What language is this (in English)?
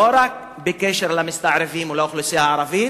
Hebrew